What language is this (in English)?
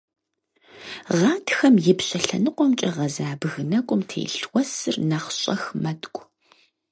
Kabardian